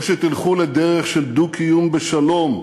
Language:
Hebrew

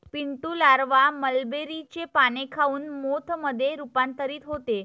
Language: Marathi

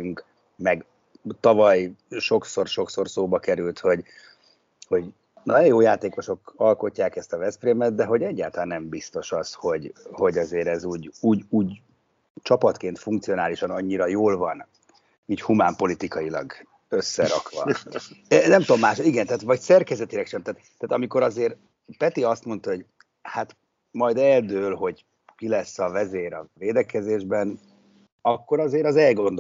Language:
Hungarian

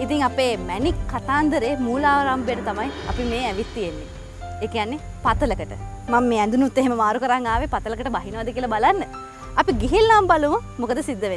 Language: Indonesian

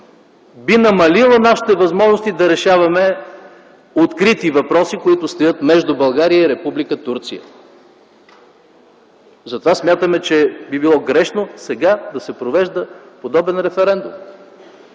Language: Bulgarian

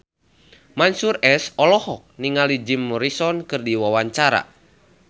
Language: Sundanese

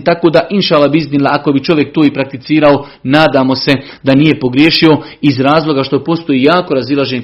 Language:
Croatian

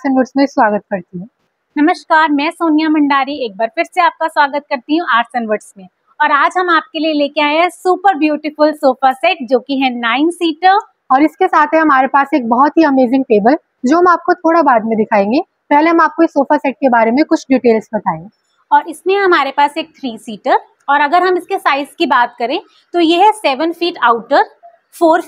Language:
Hindi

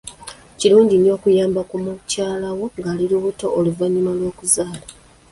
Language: Ganda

